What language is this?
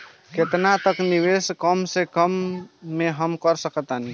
Bhojpuri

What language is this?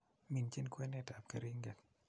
Kalenjin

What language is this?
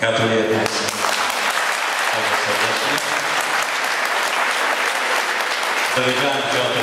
Polish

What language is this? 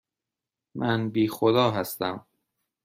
Persian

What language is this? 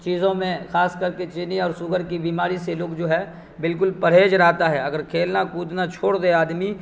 Urdu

